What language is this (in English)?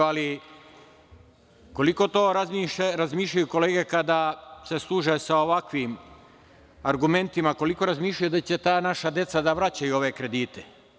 Serbian